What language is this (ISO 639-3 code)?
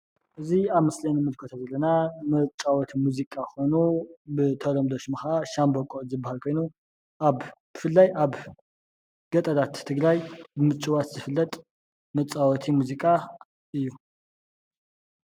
tir